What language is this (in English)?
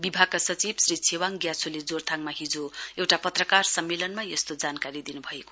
Nepali